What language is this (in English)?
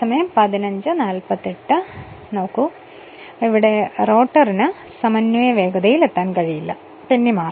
Malayalam